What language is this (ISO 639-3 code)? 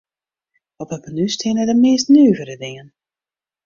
fry